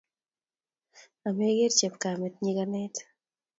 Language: Kalenjin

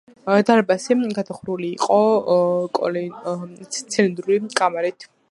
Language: Georgian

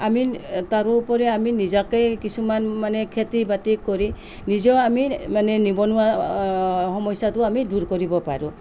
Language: Assamese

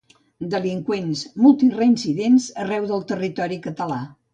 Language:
Catalan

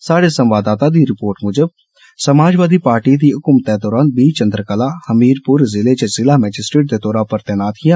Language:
Dogri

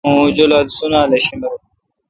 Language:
Kalkoti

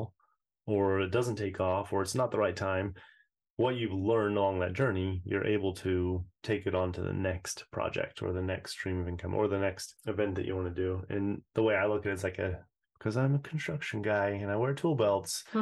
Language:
English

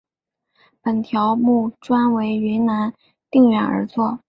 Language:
Chinese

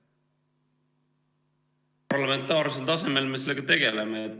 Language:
Estonian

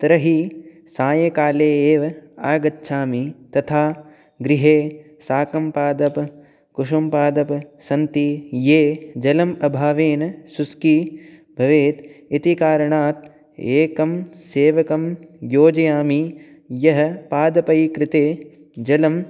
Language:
Sanskrit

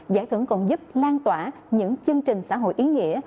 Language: Vietnamese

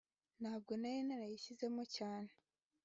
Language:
Kinyarwanda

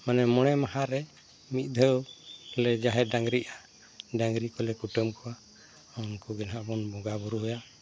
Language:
Santali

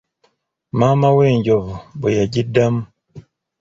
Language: Ganda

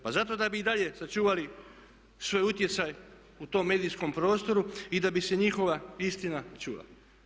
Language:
Croatian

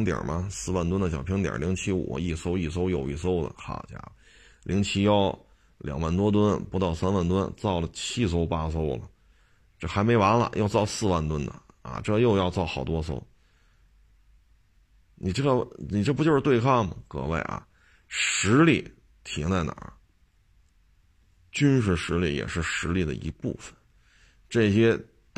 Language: Chinese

